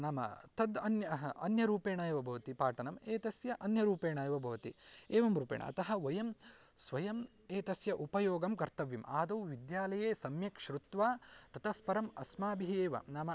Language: Sanskrit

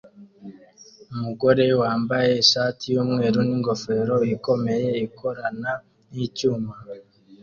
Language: Kinyarwanda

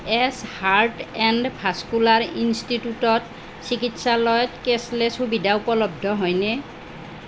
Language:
Assamese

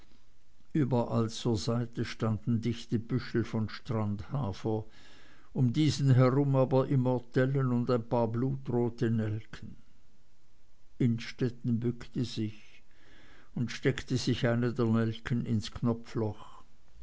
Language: German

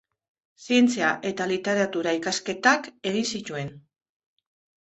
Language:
Basque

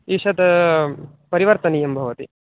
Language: Sanskrit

